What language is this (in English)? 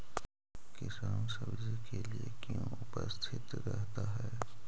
Magahi